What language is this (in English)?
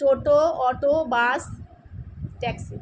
Bangla